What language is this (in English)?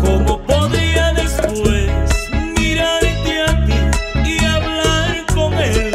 Spanish